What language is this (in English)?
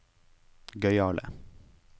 Norwegian